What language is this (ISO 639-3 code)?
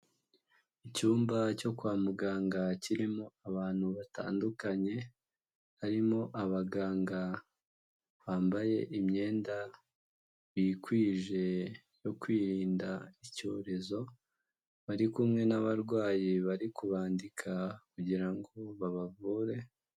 kin